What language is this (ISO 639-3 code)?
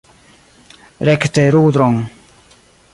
epo